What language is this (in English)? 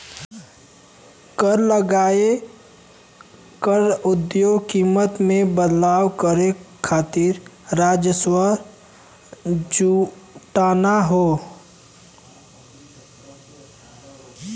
Bhojpuri